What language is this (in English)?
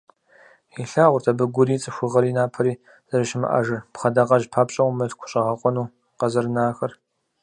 Kabardian